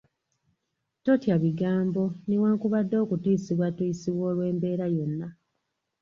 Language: Ganda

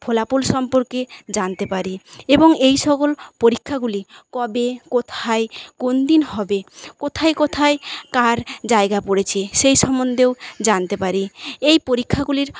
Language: Bangla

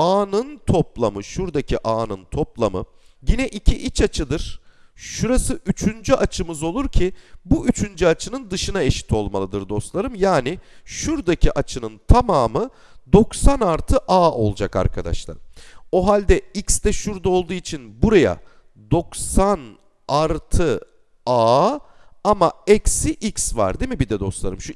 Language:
Turkish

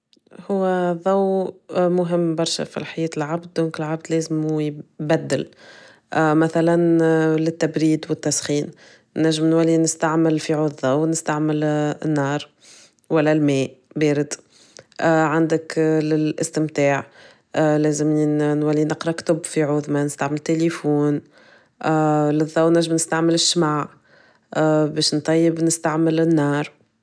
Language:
Tunisian Arabic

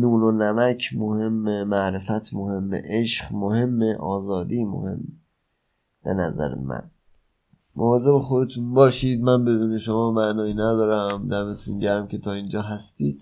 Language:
Persian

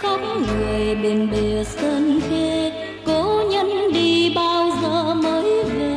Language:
Vietnamese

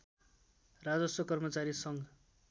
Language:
Nepali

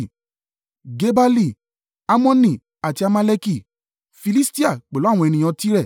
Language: Yoruba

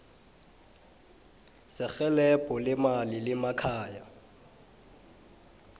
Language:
South Ndebele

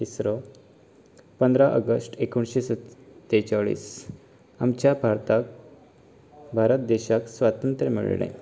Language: Konkani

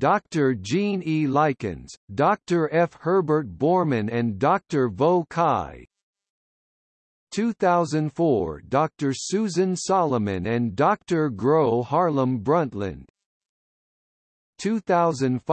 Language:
English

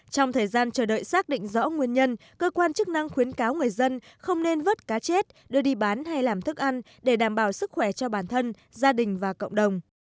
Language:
Vietnamese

